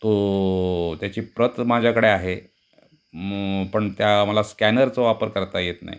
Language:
Marathi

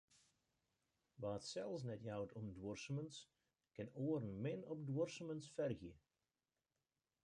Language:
Western Frisian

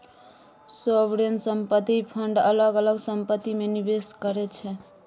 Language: Maithili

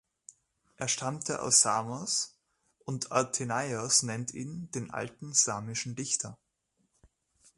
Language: German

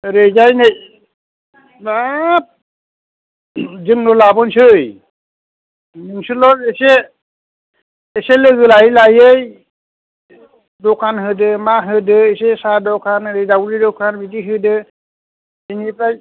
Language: Bodo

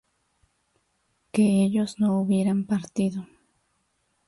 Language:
Spanish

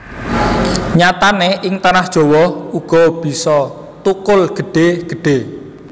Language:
Javanese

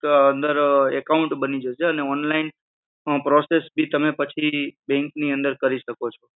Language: Gujarati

